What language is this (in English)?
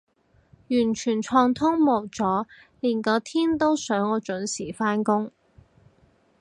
Cantonese